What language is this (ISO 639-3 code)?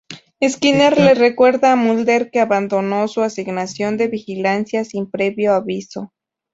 spa